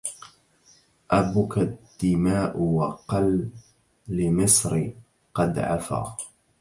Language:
Arabic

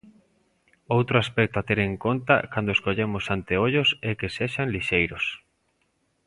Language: Galician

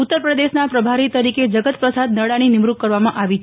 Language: Gujarati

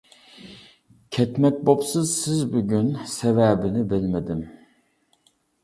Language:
Uyghur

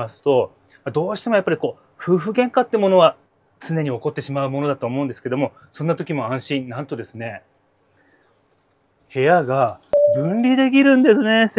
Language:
Japanese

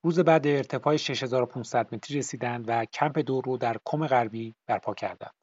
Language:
Persian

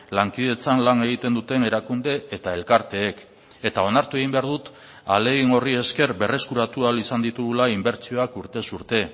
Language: Basque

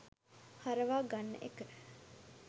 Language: Sinhala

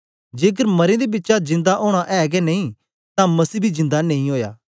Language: Dogri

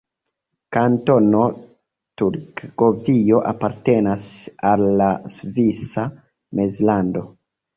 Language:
Esperanto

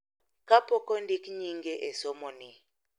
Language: Luo (Kenya and Tanzania)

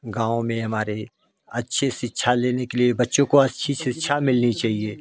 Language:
Hindi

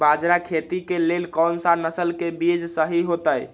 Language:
Magahi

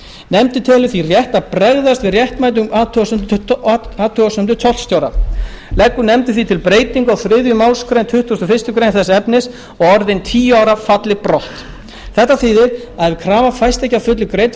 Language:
Icelandic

